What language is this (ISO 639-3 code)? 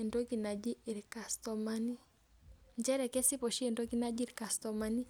mas